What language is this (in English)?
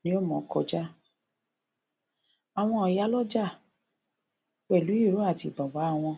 Yoruba